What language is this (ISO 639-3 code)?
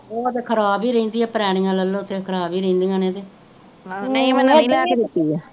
pan